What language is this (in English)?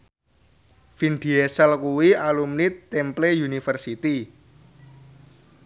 Javanese